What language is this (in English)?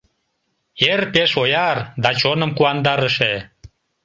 Mari